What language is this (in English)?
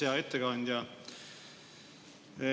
Estonian